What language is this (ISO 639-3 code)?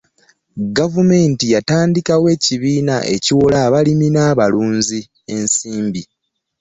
lug